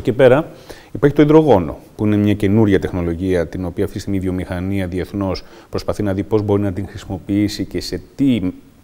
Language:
Greek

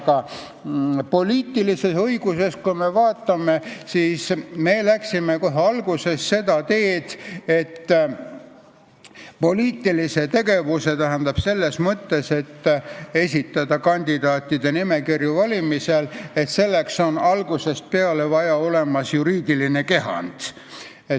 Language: Estonian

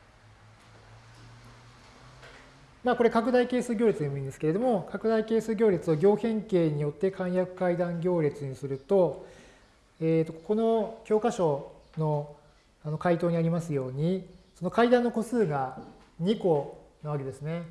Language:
Japanese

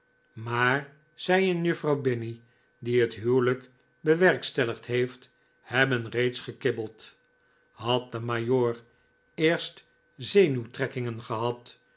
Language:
Dutch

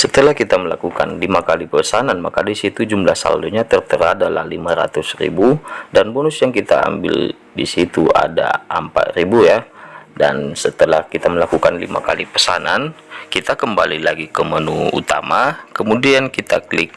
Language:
Indonesian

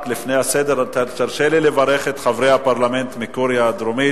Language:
Hebrew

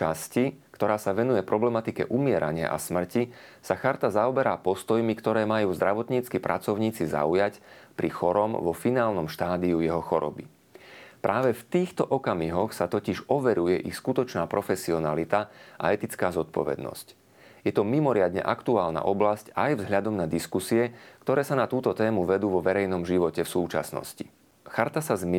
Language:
Slovak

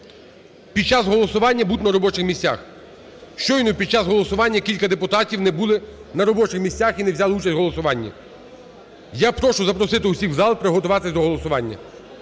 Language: Ukrainian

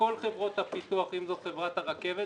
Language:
Hebrew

